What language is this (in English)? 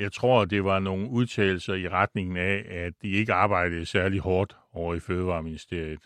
Danish